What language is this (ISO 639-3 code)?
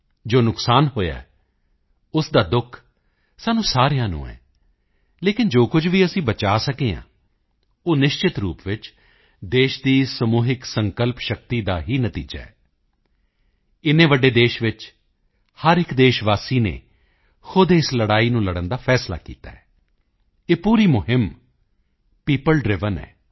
pan